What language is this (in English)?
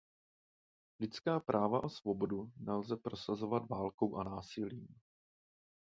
Czech